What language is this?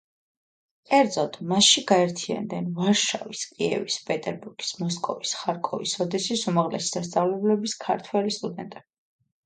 Georgian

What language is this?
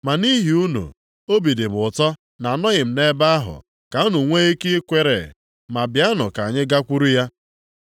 Igbo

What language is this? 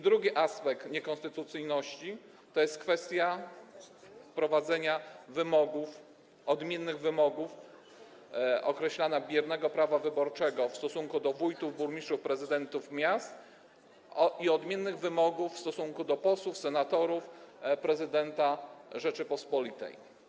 Polish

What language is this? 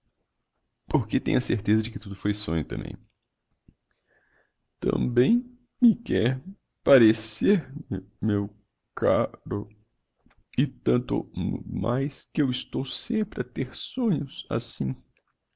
Portuguese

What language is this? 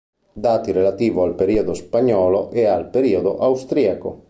Italian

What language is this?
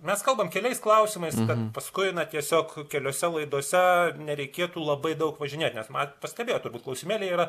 Lithuanian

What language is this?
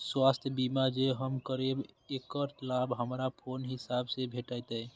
Maithili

